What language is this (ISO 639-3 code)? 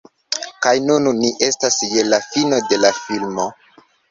epo